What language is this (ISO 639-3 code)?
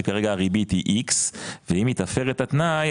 heb